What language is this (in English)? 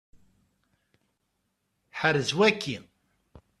Kabyle